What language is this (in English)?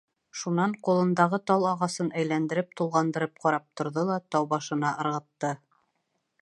Bashkir